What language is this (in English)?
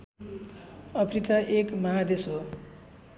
Nepali